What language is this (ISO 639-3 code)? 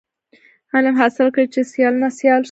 pus